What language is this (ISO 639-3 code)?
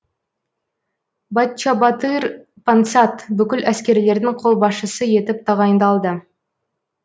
kaz